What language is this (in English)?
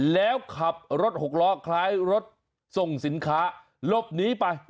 Thai